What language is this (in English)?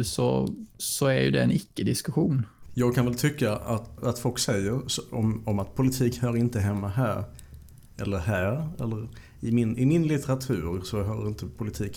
Swedish